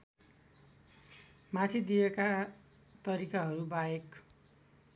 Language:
Nepali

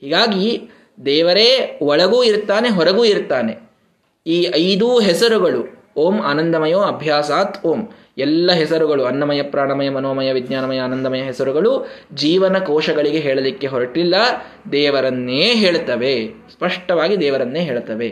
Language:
Kannada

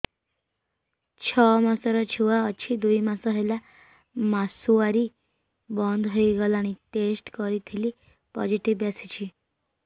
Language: Odia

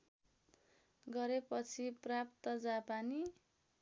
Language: Nepali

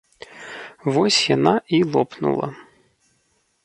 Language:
Belarusian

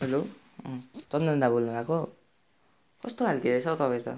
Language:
Nepali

